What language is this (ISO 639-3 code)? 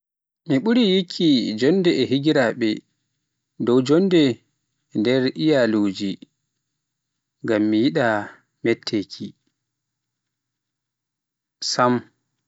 fuf